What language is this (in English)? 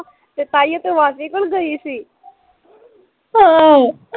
Punjabi